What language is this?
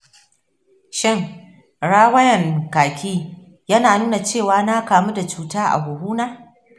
Hausa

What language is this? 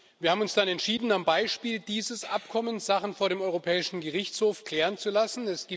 German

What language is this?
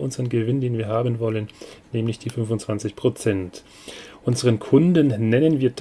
German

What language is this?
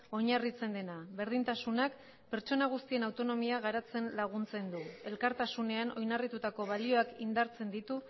Basque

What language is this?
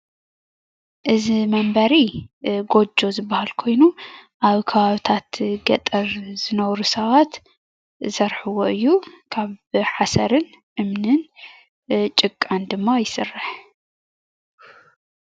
Tigrinya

